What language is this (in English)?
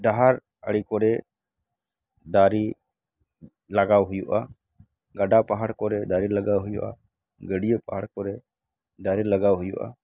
Santali